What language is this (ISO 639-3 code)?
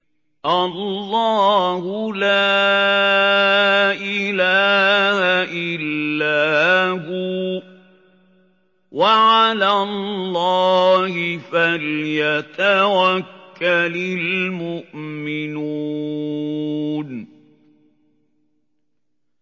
ara